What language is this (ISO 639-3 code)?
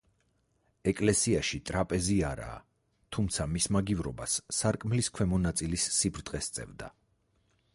kat